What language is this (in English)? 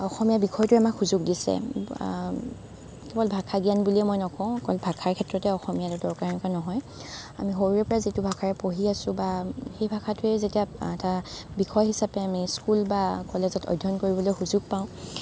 Assamese